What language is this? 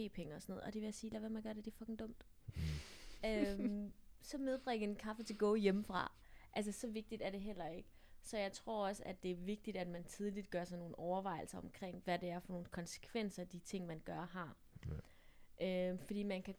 Danish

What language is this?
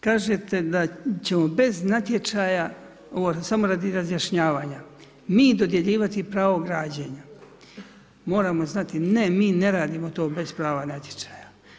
Croatian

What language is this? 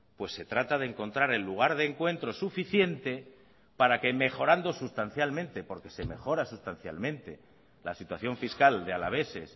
Spanish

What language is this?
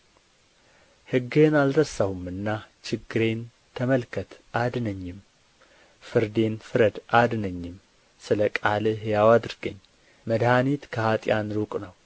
Amharic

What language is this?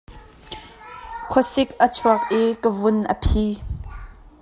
Hakha Chin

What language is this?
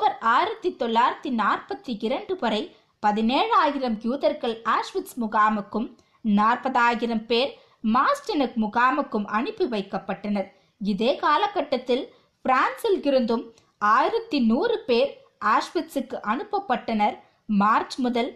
Tamil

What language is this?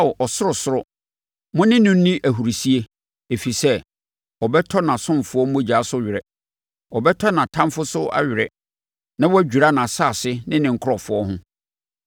Akan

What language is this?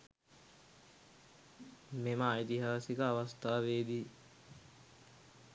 Sinhala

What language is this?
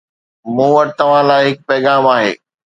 Sindhi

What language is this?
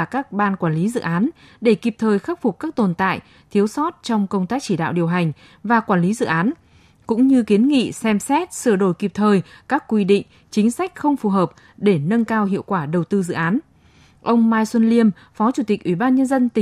Vietnamese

